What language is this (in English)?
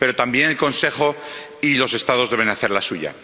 Spanish